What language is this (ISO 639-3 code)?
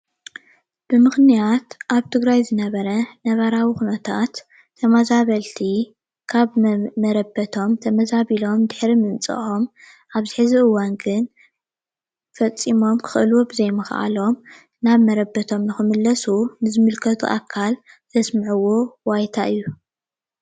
tir